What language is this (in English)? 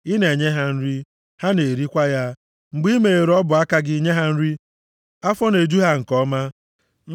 Igbo